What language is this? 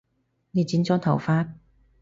Cantonese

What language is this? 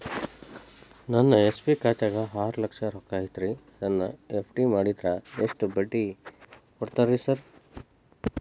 Kannada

